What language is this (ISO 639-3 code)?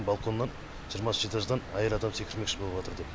kaz